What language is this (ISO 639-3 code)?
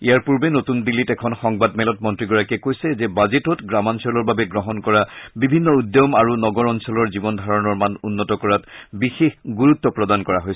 asm